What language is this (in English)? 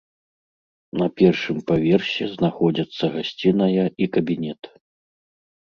Belarusian